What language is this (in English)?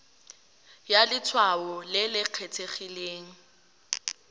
Tswana